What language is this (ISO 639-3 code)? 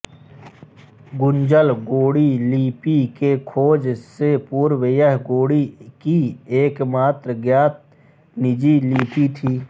hin